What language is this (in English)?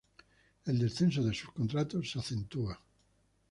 Spanish